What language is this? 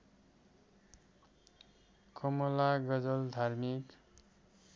Nepali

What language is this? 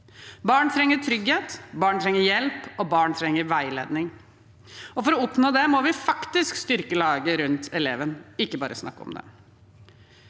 Norwegian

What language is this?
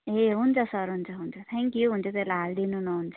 Nepali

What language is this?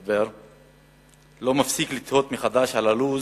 Hebrew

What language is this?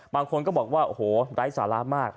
Thai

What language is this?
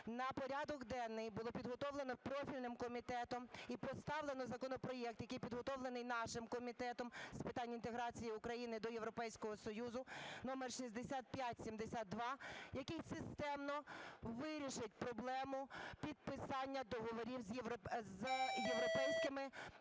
Ukrainian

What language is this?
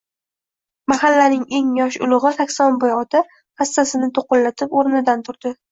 Uzbek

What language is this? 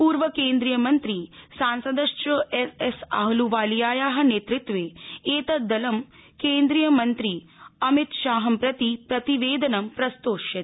Sanskrit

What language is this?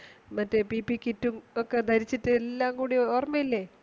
Malayalam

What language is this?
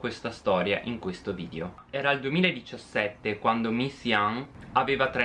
Italian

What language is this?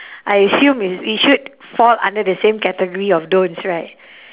English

